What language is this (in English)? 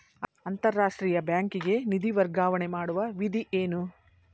Kannada